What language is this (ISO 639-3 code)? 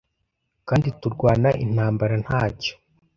kin